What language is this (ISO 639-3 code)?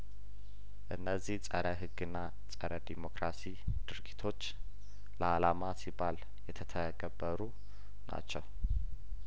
amh